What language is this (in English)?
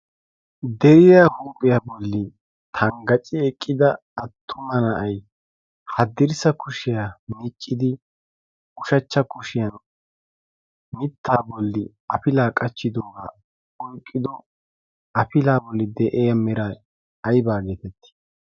Wolaytta